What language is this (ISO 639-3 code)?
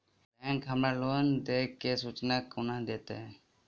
mai